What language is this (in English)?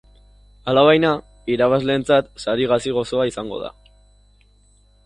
Basque